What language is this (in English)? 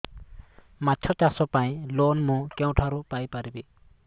Odia